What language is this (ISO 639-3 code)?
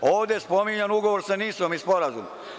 srp